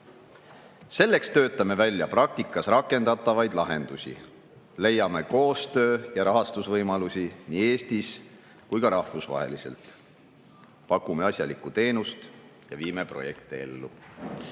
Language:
Estonian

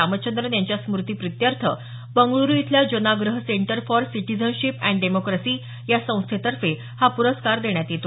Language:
Marathi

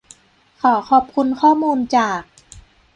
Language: Thai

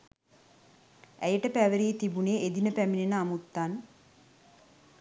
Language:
Sinhala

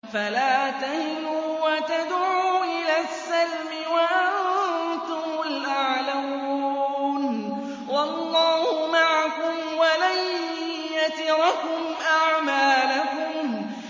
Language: Arabic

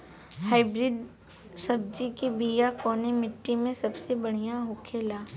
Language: Bhojpuri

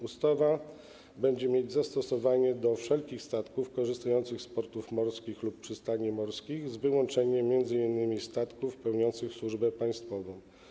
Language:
Polish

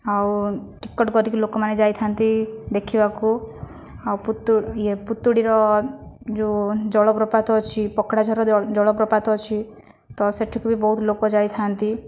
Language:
Odia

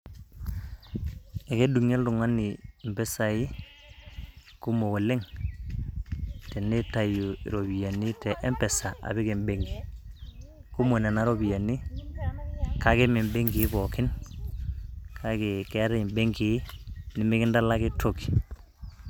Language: Masai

